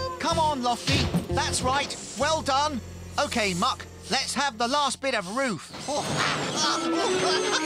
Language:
English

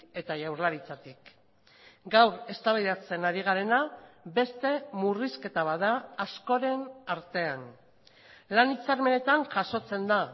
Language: Basque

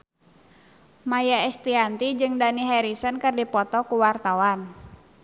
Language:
Sundanese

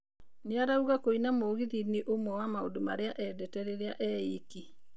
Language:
Kikuyu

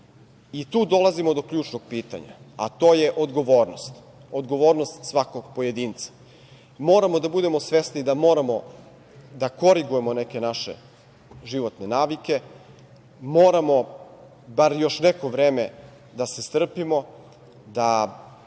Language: Serbian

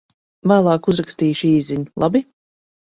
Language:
Latvian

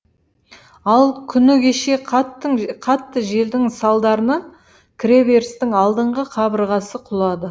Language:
Kazakh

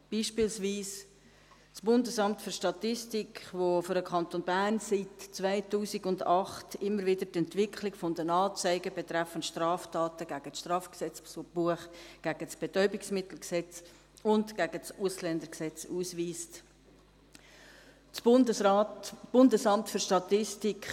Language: Swiss German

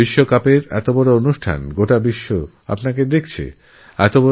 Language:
Bangla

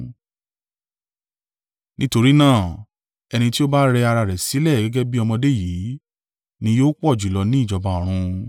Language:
Yoruba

